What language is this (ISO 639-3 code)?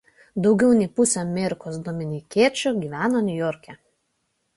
lit